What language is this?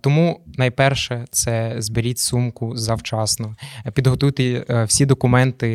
Ukrainian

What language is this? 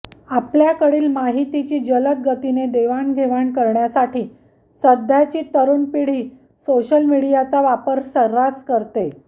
Marathi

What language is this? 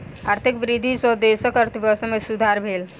Maithili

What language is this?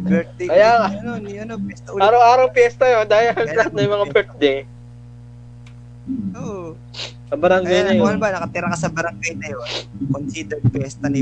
Filipino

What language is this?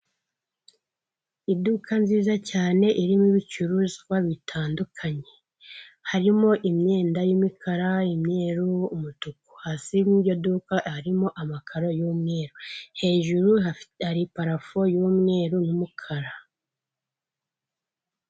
Kinyarwanda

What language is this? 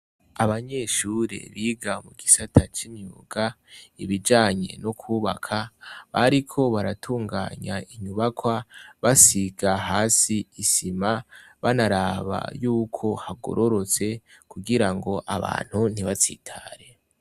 Rundi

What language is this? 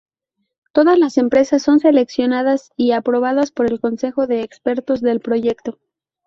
Spanish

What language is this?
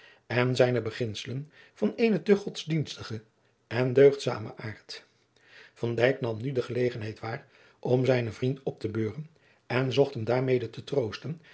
Dutch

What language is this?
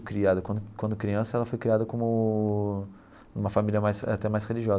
Portuguese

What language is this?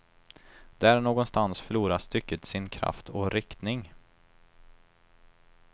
Swedish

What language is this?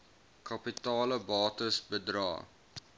Afrikaans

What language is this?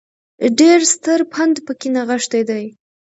Pashto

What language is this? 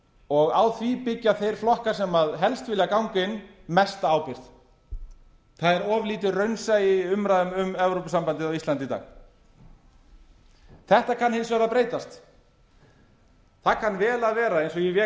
Icelandic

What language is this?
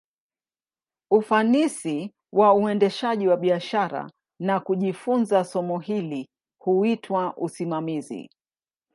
Swahili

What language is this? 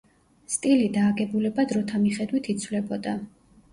Georgian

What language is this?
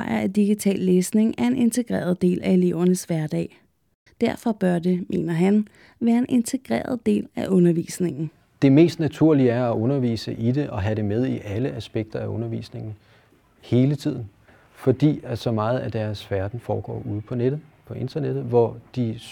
Danish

